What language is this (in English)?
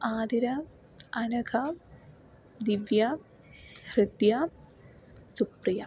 Malayalam